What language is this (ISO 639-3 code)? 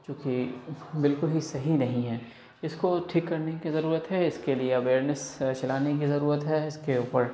urd